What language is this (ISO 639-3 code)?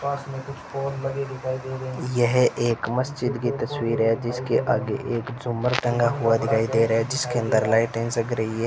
hin